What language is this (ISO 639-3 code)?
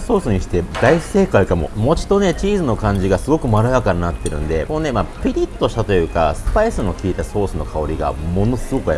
jpn